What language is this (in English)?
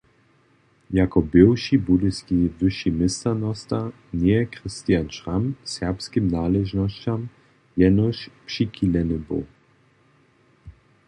Upper Sorbian